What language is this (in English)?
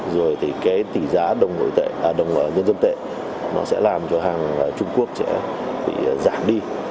Vietnamese